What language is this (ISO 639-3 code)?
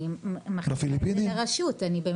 heb